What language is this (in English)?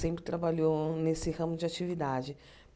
Portuguese